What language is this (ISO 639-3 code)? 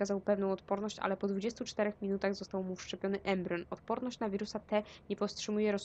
pol